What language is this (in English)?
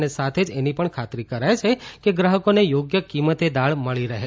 Gujarati